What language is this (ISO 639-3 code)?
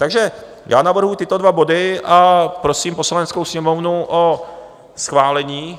ces